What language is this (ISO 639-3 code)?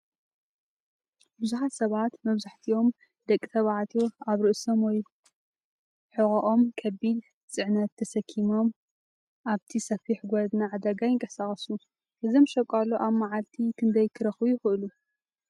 tir